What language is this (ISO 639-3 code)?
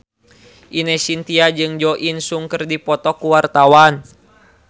sun